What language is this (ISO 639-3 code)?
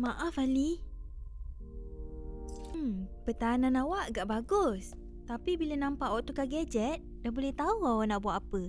msa